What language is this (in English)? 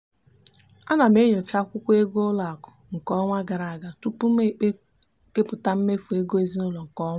Igbo